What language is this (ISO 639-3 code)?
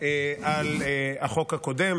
heb